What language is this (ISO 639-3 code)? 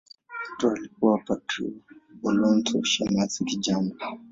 swa